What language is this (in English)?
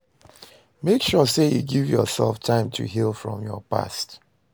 Nigerian Pidgin